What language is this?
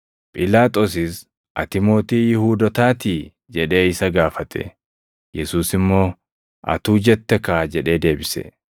Oromo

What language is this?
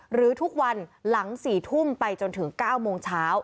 Thai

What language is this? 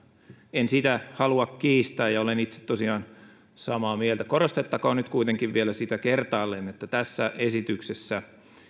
Finnish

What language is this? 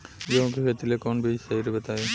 Bhojpuri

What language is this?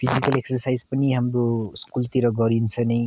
Nepali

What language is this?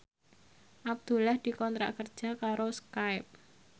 Javanese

